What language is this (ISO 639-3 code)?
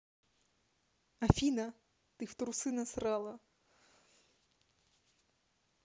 rus